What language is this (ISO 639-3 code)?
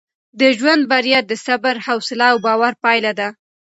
pus